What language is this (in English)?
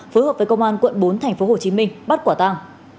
Vietnamese